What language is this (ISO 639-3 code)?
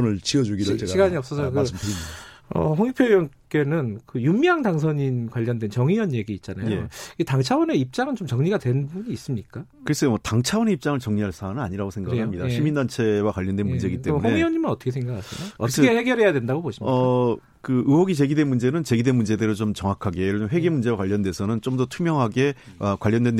kor